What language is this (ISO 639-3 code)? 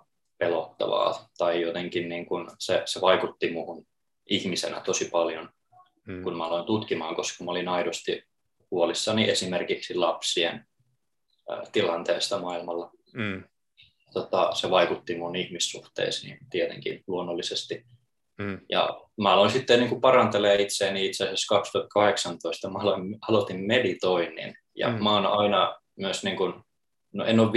fin